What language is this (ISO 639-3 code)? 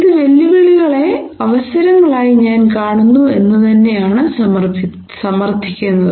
mal